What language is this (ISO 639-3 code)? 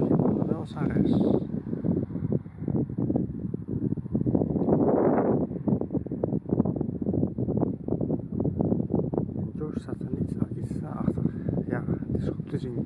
nld